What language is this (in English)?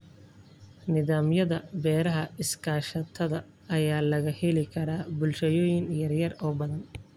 Somali